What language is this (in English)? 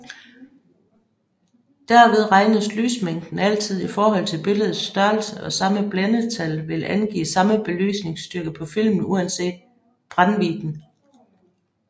Danish